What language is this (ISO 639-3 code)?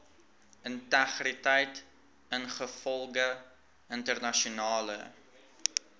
afr